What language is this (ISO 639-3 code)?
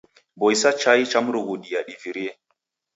dav